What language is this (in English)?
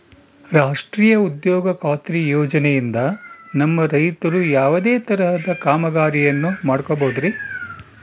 Kannada